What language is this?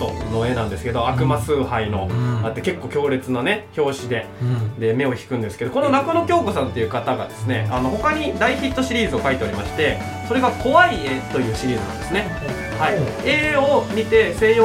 Japanese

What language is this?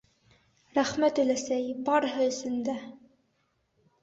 Bashkir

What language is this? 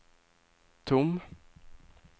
Swedish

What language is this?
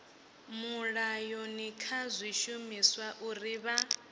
Venda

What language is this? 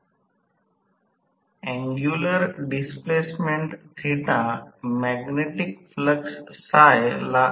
Marathi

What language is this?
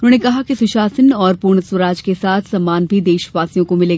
Hindi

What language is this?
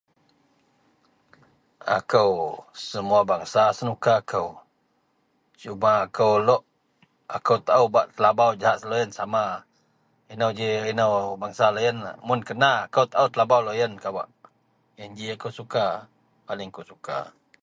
Central Melanau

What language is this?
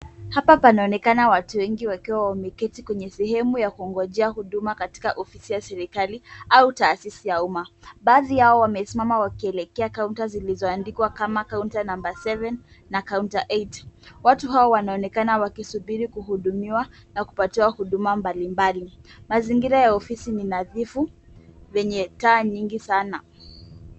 Swahili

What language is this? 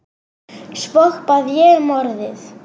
Icelandic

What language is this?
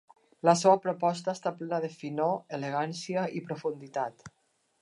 Catalan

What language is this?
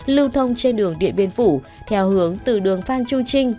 Vietnamese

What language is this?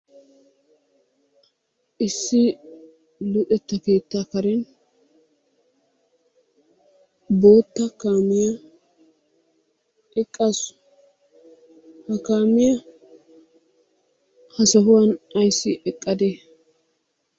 Wolaytta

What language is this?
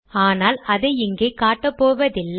Tamil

